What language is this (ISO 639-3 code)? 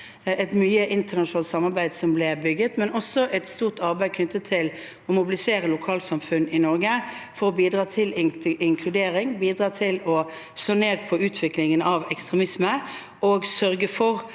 nor